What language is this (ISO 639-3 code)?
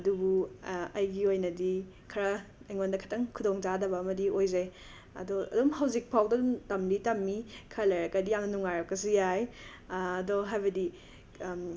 mni